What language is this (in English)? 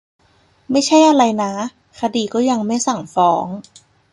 Thai